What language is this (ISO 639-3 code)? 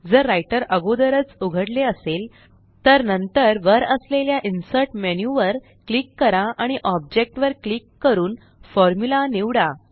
mar